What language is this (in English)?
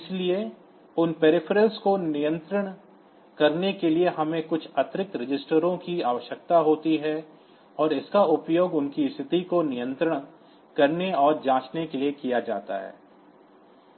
Hindi